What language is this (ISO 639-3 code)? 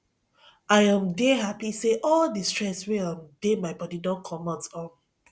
pcm